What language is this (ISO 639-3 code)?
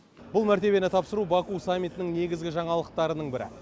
kaz